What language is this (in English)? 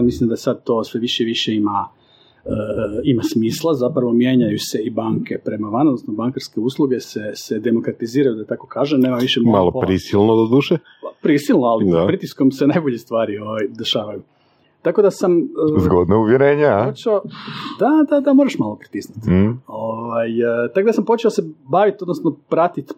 Croatian